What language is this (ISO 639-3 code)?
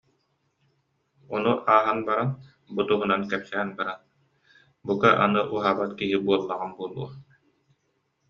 sah